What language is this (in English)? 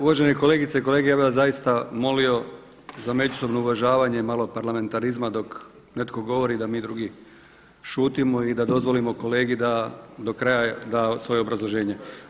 Croatian